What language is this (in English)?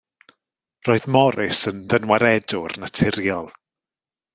Welsh